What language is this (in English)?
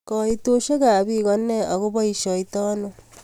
Kalenjin